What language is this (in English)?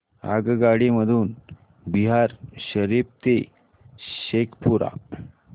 Marathi